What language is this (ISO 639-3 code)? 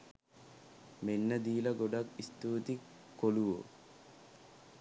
sin